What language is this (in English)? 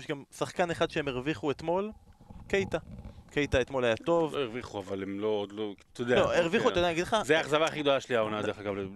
Hebrew